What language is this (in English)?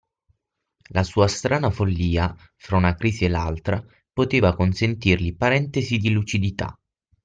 Italian